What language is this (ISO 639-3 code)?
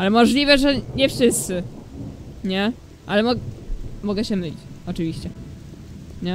pol